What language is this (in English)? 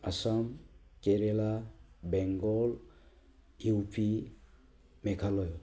Bodo